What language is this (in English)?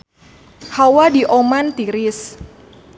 Sundanese